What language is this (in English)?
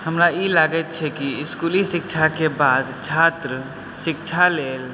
Maithili